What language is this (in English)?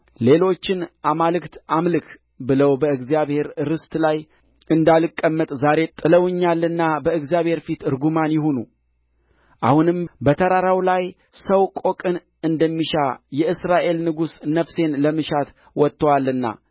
Amharic